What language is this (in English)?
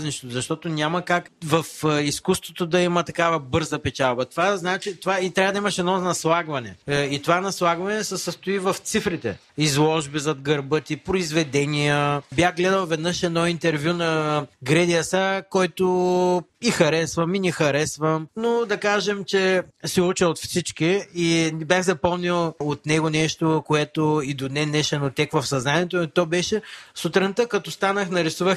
Bulgarian